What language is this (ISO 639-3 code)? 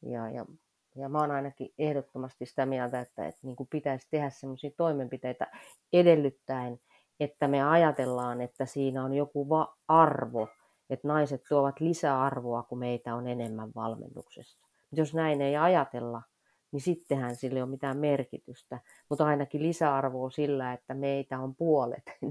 fin